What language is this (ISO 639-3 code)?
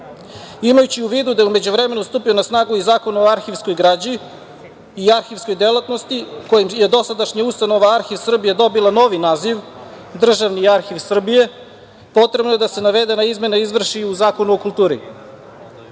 srp